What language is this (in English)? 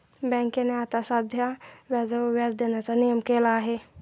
Marathi